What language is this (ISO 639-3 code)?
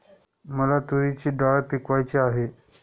mar